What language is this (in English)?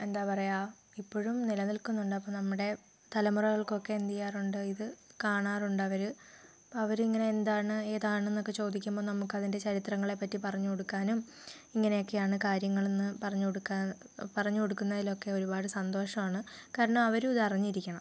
Malayalam